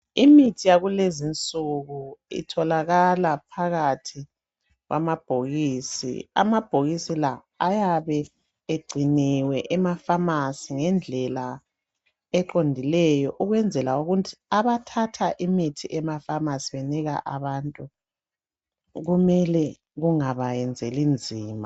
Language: North Ndebele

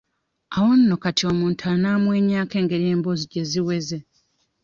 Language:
Ganda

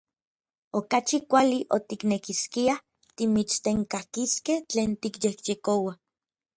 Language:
Orizaba Nahuatl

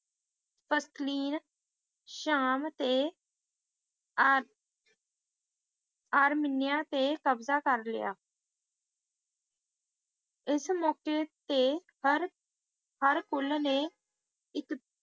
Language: Punjabi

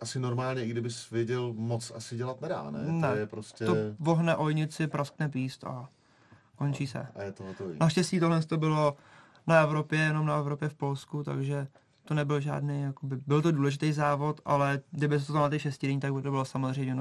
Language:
Czech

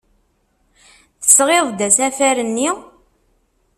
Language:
Kabyle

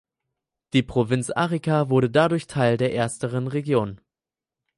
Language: German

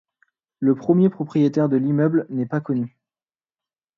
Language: French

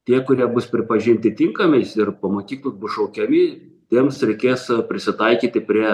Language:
Lithuanian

